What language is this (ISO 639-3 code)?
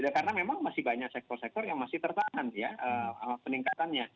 ind